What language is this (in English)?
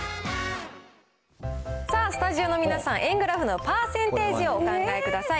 Japanese